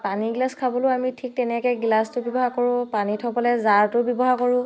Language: Assamese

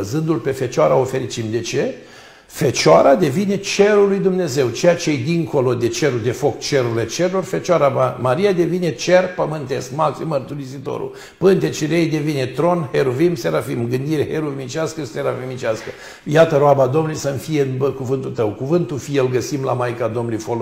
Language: Romanian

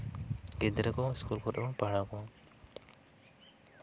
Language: Santali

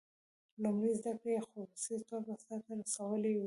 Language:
Pashto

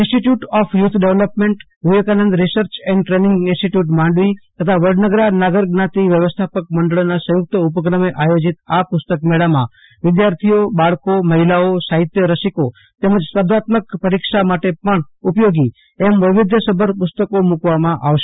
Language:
Gujarati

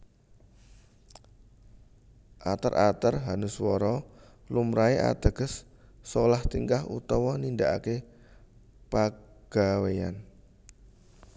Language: Javanese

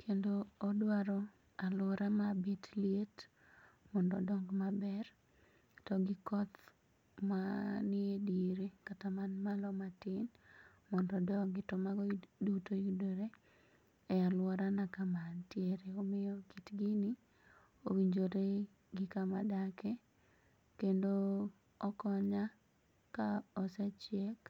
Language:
Luo (Kenya and Tanzania)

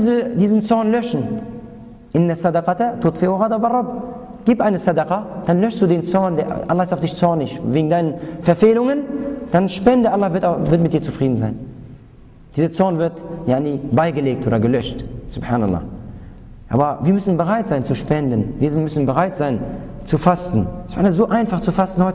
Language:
German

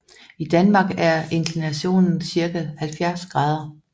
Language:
Danish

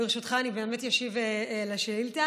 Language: Hebrew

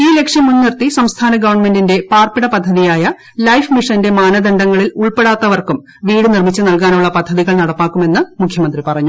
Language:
Malayalam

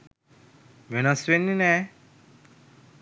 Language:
Sinhala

